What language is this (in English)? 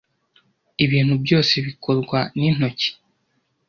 Kinyarwanda